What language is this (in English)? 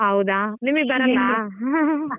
Kannada